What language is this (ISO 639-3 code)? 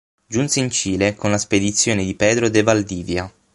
ita